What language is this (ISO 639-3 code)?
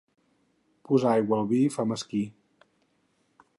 cat